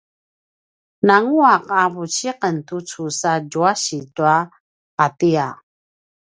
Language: Paiwan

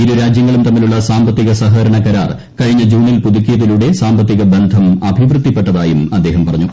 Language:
Malayalam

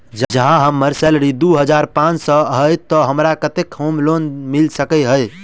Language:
Maithili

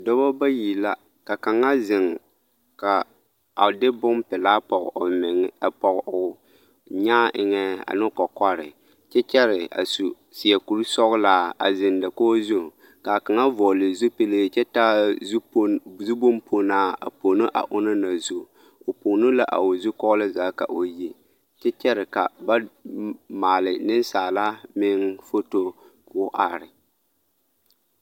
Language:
Southern Dagaare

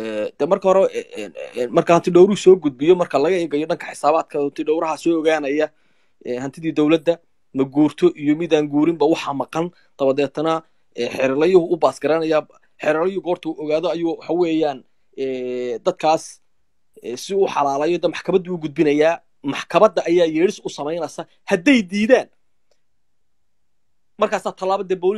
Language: Arabic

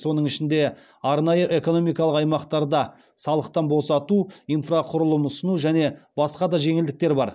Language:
Kazakh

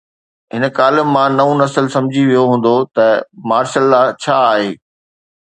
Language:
Sindhi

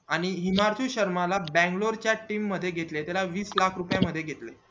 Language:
Marathi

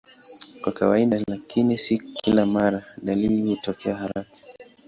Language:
Swahili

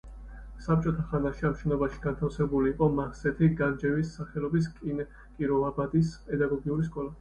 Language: Georgian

